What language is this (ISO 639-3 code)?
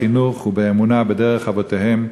heb